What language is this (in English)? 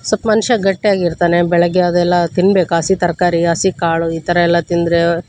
Kannada